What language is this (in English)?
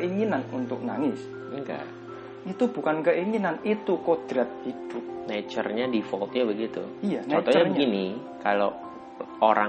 Indonesian